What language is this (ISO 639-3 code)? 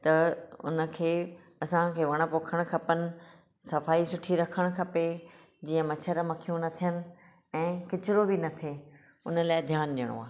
snd